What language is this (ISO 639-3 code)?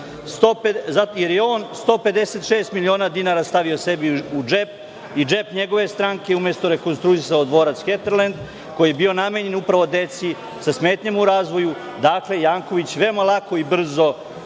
srp